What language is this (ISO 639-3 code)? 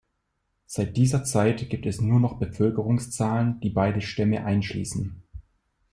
deu